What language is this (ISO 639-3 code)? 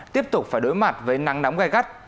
vie